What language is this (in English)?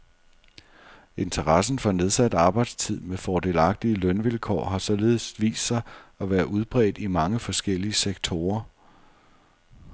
Danish